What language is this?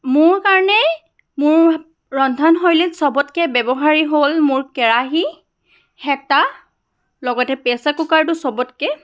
Assamese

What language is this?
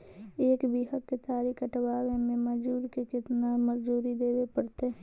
Magahi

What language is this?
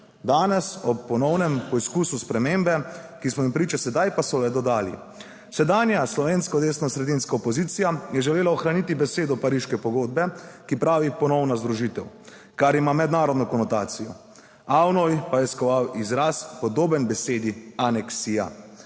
Slovenian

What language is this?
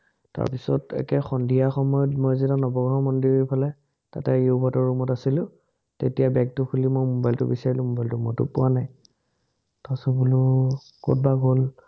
Assamese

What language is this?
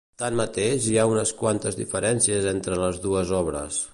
Catalan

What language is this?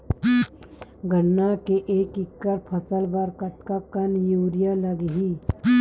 Chhattisgarhi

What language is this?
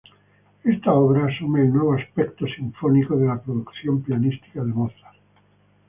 Spanish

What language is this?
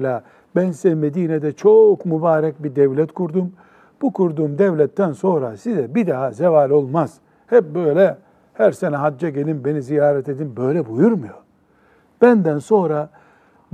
Turkish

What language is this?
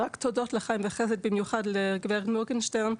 Hebrew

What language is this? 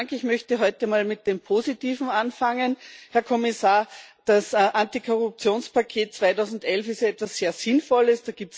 German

